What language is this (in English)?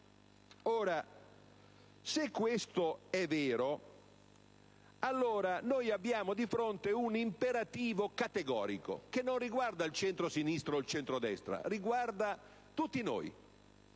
Italian